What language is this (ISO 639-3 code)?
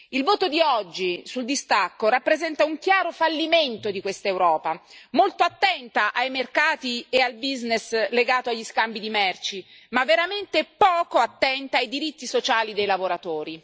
ita